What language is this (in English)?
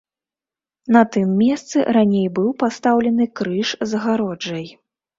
Belarusian